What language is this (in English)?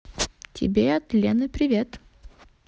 Russian